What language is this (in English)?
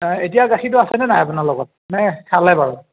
Assamese